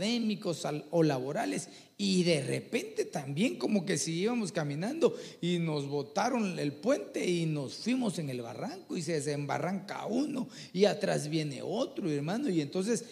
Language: Spanish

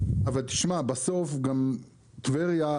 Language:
Hebrew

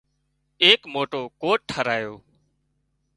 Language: Wadiyara Koli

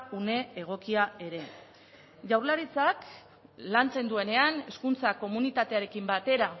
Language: Basque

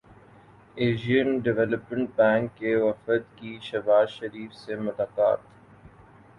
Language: Urdu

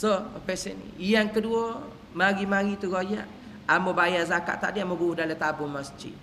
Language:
Malay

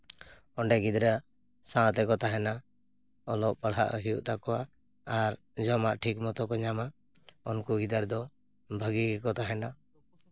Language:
Santali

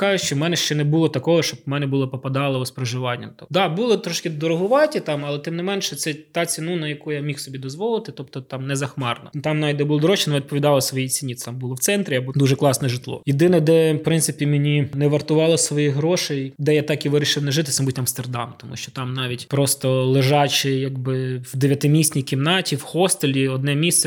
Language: Ukrainian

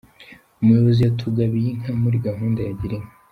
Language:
Kinyarwanda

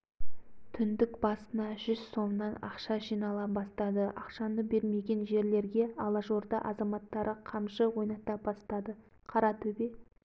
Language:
Kazakh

